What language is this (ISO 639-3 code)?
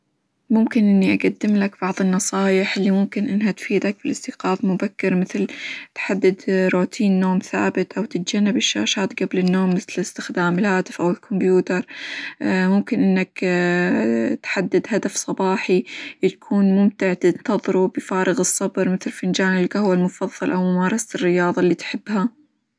acw